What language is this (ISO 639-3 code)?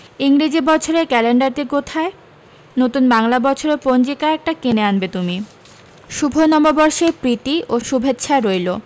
ben